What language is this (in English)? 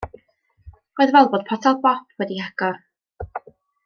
Welsh